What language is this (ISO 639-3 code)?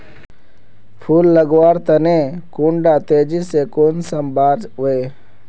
mag